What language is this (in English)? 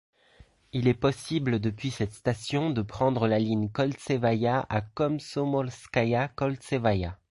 French